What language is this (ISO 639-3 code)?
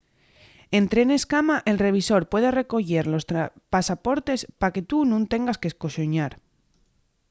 ast